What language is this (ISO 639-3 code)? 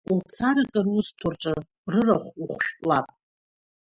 abk